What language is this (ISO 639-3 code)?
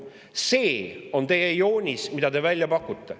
est